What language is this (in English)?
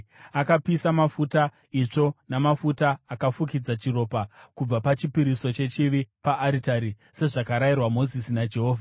Shona